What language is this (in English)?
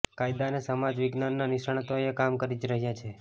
Gujarati